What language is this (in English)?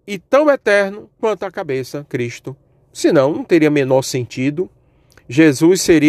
Portuguese